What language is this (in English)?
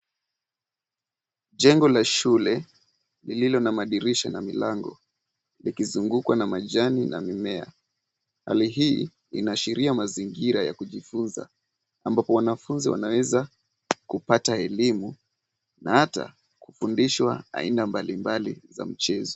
Swahili